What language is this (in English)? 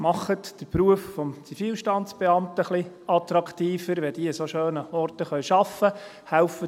Swiss German